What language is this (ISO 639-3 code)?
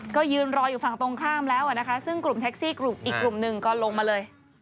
tha